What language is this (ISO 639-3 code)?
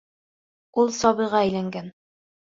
bak